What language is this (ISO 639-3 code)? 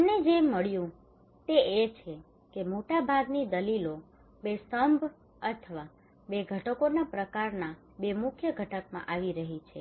guj